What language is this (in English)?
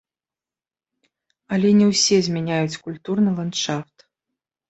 Belarusian